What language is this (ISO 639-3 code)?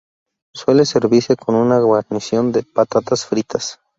spa